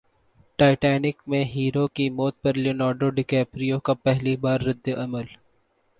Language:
Urdu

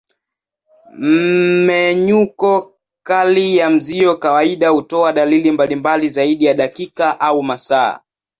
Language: Swahili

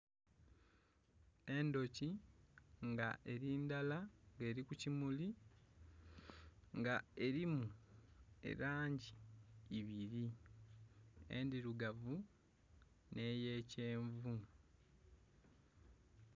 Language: Soga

